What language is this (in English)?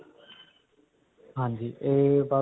Punjabi